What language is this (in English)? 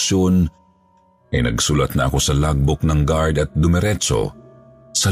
Filipino